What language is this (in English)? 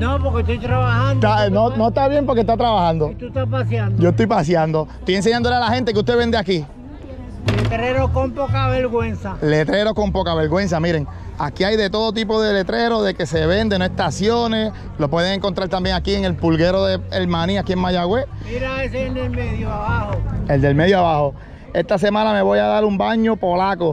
Spanish